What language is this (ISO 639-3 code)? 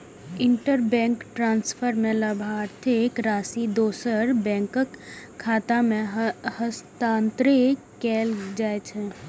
mai